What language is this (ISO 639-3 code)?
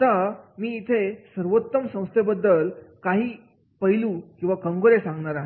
mar